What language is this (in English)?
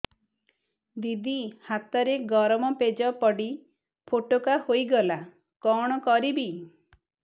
Odia